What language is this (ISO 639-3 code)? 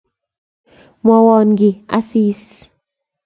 kln